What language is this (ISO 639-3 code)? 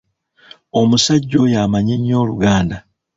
lug